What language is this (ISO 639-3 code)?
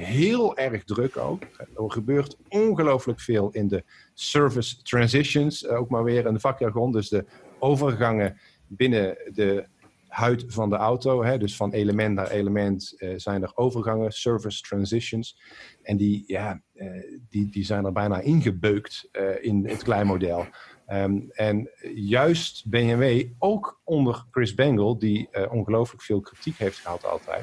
nld